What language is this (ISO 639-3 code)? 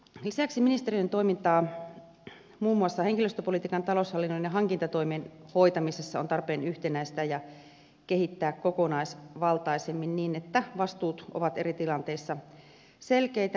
fin